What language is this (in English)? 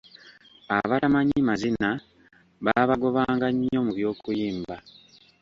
Ganda